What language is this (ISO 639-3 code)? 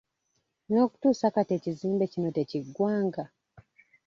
lug